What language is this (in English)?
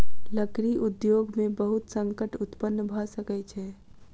Maithili